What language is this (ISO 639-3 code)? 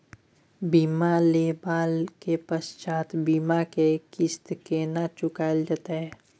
mai